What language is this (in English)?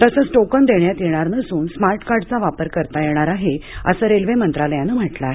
Marathi